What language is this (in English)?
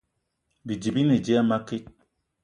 Eton (Cameroon)